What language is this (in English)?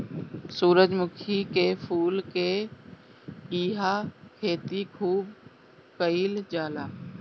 Bhojpuri